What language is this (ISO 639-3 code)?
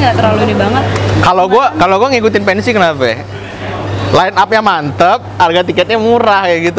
ind